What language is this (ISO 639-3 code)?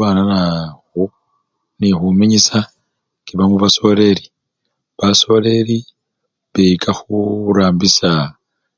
luy